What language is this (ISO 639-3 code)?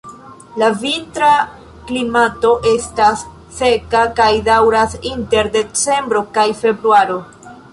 epo